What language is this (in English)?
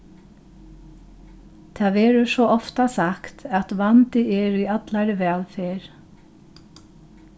Faroese